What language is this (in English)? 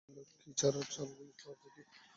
Bangla